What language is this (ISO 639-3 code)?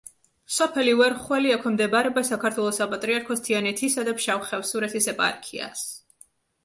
kat